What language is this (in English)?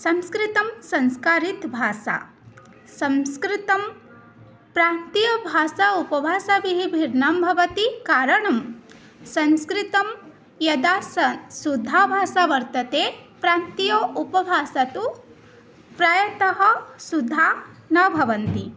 Sanskrit